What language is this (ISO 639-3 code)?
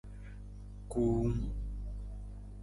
nmz